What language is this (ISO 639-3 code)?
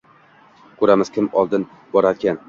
uzb